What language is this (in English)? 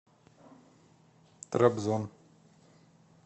Russian